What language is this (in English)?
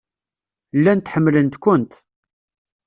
Kabyle